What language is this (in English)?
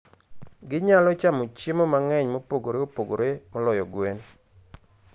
Luo (Kenya and Tanzania)